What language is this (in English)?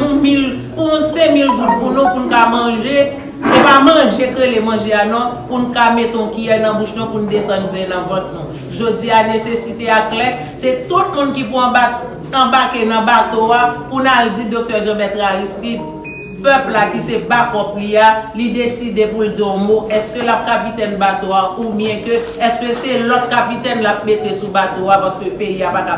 French